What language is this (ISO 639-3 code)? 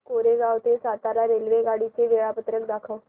mar